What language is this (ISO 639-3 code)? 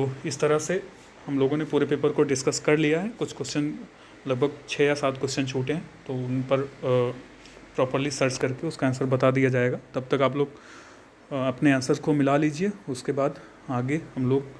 hin